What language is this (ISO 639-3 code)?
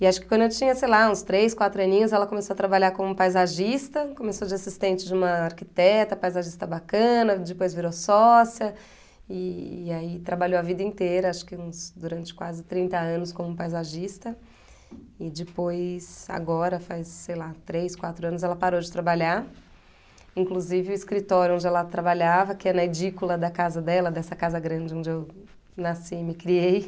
por